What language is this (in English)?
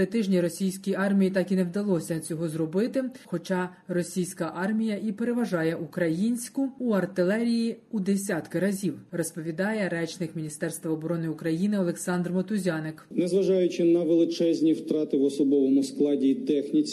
Ukrainian